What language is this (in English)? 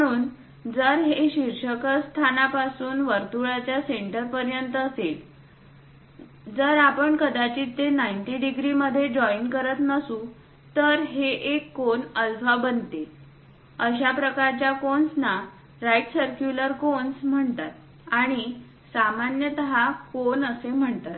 Marathi